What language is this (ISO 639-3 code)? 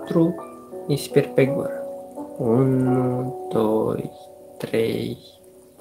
ron